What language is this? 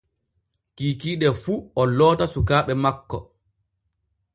Borgu Fulfulde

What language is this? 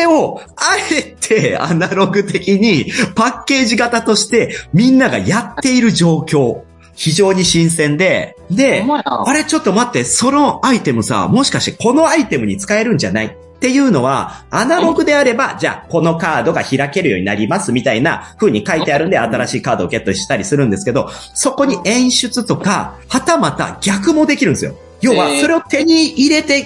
Japanese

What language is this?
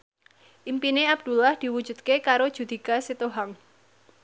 Javanese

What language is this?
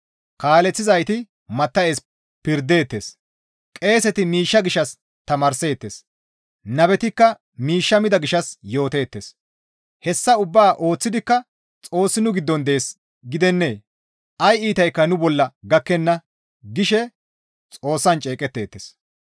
Gamo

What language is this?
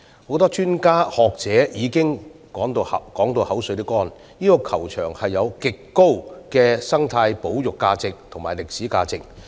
Cantonese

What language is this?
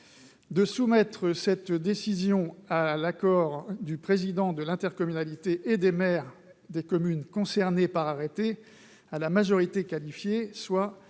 French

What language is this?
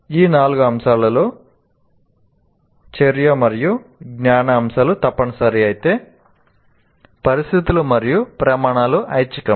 Telugu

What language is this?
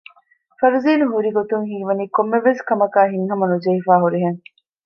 Divehi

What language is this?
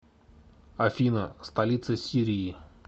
Russian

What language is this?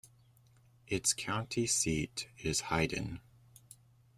English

